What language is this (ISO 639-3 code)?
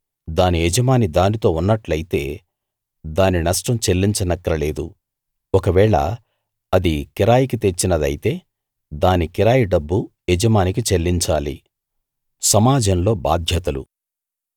tel